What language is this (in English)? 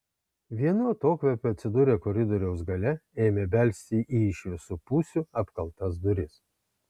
Lithuanian